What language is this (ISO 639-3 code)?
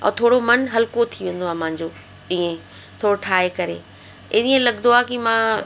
snd